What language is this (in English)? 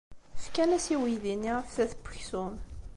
Kabyle